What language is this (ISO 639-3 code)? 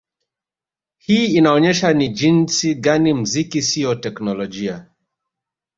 swa